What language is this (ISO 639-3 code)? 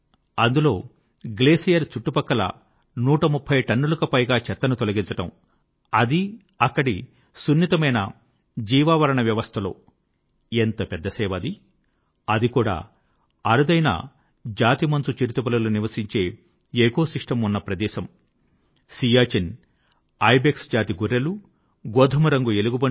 tel